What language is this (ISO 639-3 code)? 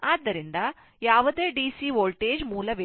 kan